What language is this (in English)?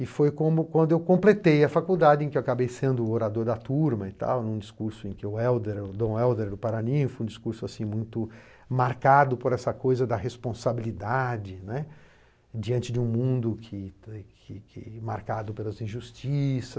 Portuguese